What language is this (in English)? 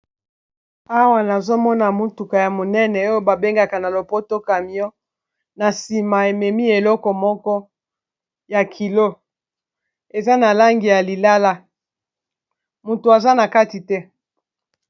Lingala